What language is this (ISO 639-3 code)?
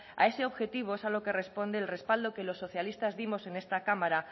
spa